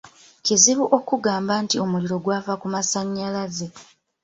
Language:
Ganda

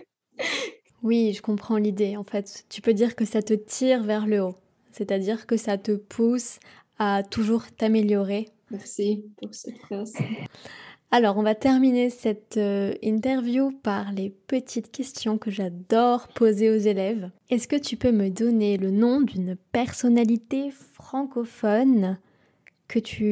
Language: French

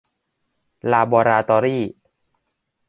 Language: Thai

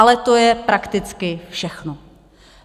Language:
Czech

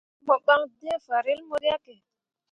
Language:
Mundang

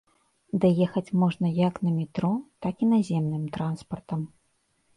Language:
Belarusian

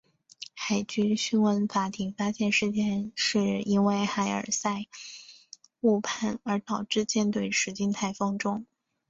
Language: Chinese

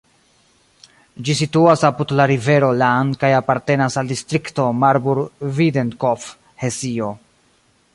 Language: Esperanto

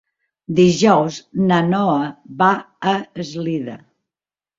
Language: Catalan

